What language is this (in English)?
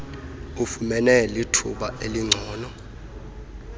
Xhosa